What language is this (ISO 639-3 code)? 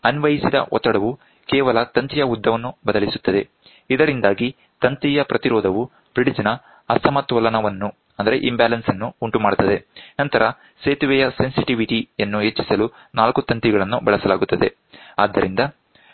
kan